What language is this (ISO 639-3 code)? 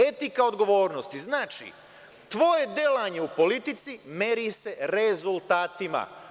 srp